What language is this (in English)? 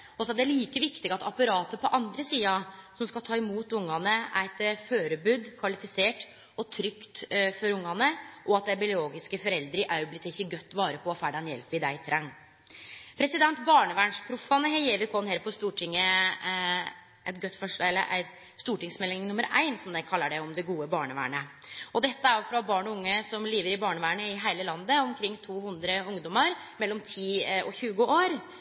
Norwegian Nynorsk